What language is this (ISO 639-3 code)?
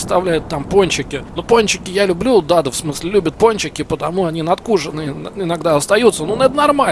rus